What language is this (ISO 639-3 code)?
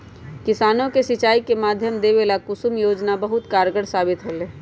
mag